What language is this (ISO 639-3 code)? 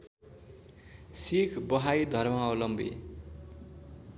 nep